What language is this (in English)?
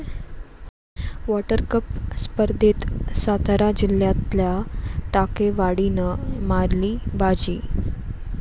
Marathi